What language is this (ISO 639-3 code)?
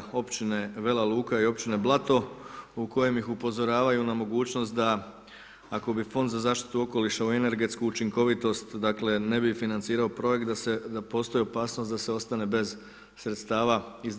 hrv